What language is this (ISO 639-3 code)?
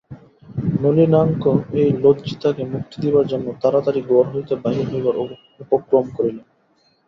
ben